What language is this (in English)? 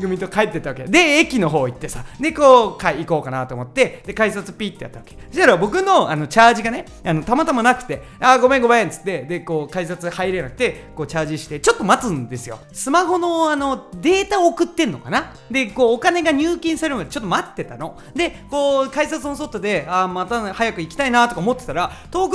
Japanese